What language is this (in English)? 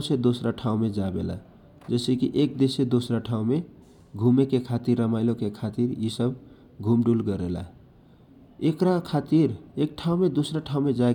Kochila Tharu